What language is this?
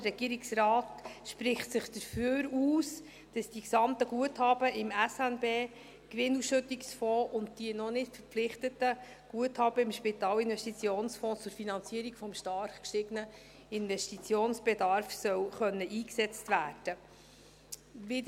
Swiss German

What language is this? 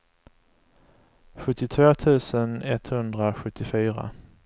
Swedish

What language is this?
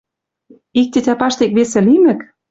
Western Mari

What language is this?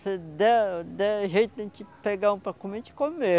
Portuguese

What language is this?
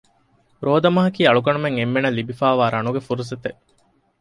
Divehi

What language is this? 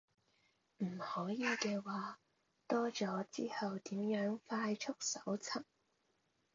Cantonese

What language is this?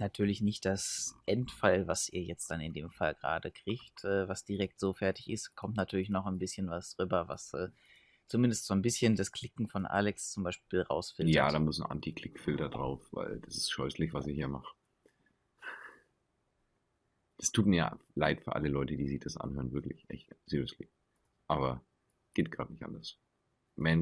German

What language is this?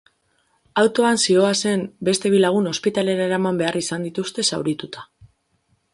Basque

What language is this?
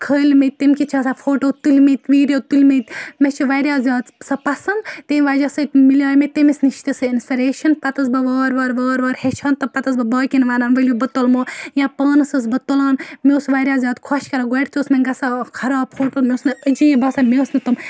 Kashmiri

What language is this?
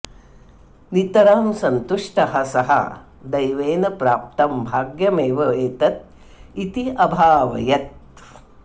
Sanskrit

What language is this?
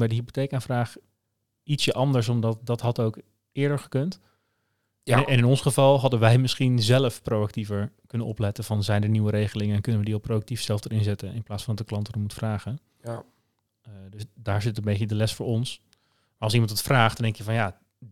Dutch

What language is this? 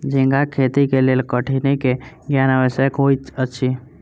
Maithili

